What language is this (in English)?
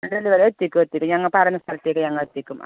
Malayalam